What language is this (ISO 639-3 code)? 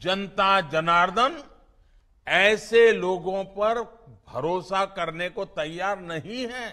hin